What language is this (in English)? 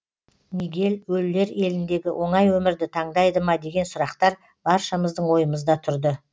Kazakh